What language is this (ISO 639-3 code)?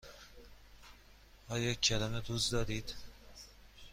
fas